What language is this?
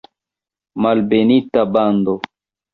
Esperanto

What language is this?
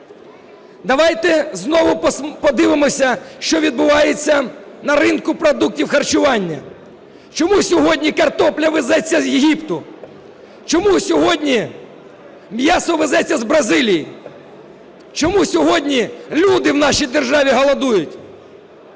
Ukrainian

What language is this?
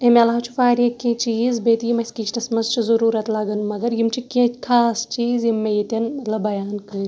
Kashmiri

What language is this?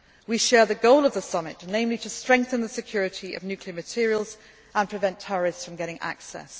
English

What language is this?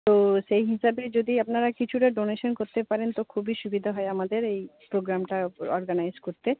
Bangla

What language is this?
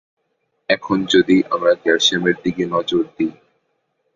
Bangla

